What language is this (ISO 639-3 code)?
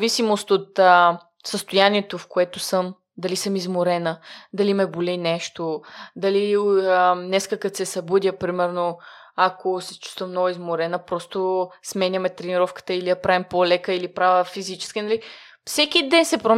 bul